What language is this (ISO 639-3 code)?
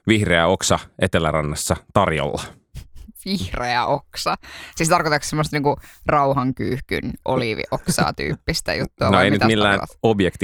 fin